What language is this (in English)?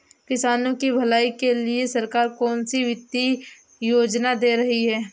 Hindi